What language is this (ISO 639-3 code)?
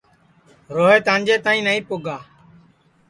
ssi